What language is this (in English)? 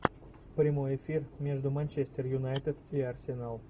Russian